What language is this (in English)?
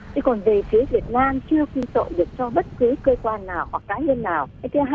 Vietnamese